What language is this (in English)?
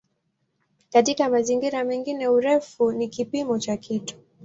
Swahili